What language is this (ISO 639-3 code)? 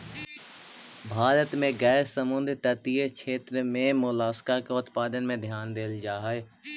mag